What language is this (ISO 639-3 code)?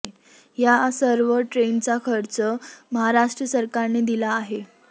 mar